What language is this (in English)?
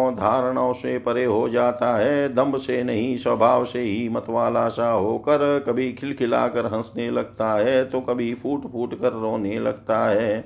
Hindi